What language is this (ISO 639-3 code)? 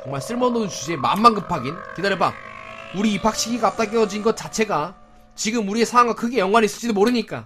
kor